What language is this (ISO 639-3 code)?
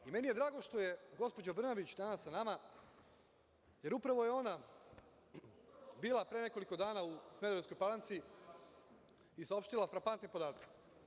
srp